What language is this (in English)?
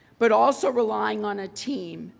English